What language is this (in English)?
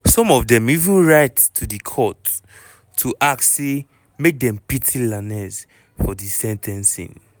Nigerian Pidgin